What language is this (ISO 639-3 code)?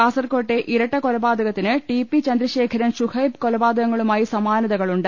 mal